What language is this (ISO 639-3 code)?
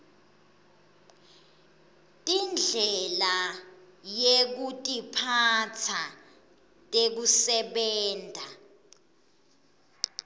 ssw